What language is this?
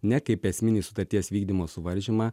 Lithuanian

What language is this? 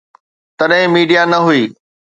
Sindhi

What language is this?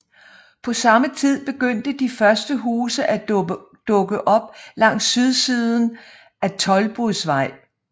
Danish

